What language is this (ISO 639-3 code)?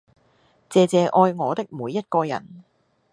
yue